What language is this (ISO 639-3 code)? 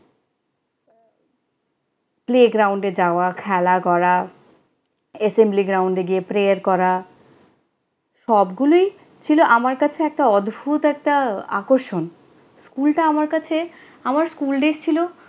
ben